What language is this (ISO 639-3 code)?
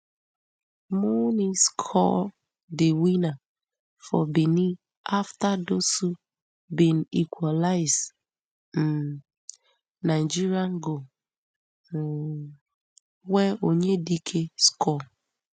pcm